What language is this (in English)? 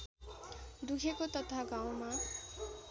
Nepali